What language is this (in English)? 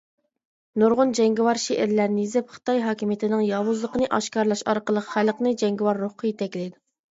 Uyghur